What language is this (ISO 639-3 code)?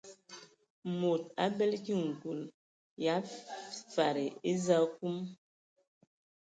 ewo